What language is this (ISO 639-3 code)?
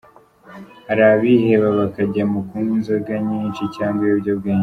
kin